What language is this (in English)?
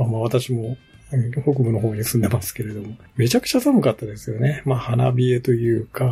Japanese